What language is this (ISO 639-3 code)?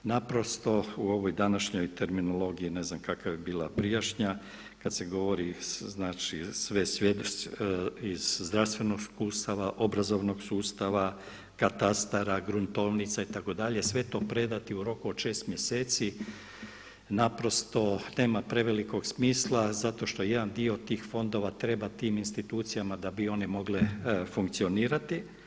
hrv